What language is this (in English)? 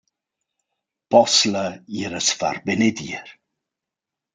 Romansh